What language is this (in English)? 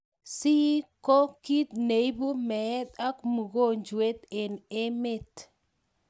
Kalenjin